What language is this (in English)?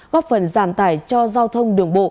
Vietnamese